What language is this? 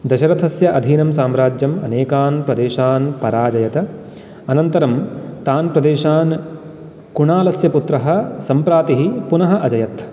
Sanskrit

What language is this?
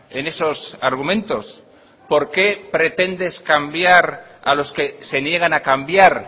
Spanish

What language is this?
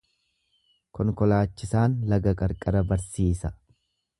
Oromo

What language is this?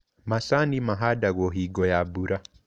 Kikuyu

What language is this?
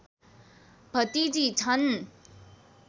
Nepali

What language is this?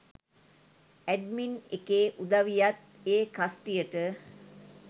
Sinhala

